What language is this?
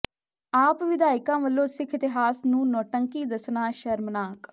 Punjabi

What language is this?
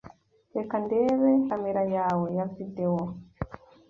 Kinyarwanda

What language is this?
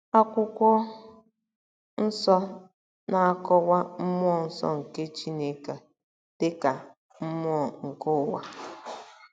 Igbo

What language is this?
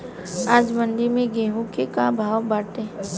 Bhojpuri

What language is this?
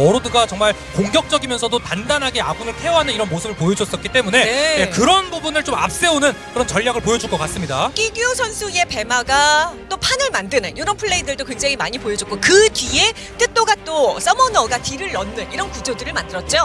Korean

